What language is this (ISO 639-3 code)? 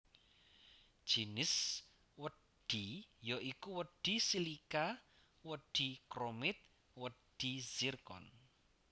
jav